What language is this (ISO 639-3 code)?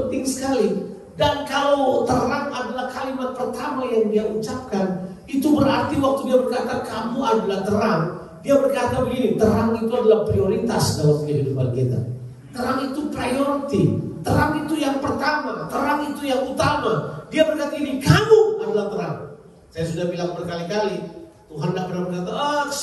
ind